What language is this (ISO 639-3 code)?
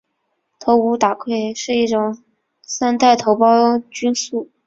zho